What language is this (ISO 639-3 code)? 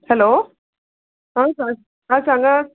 kok